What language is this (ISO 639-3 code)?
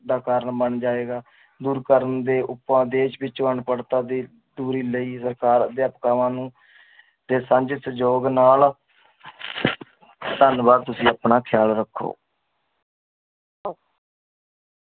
pan